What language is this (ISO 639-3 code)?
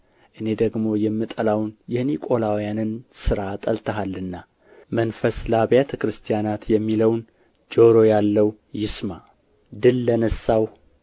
amh